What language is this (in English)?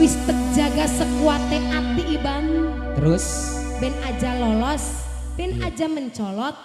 Indonesian